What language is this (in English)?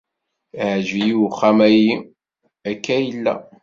Kabyle